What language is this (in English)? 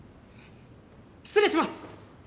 Japanese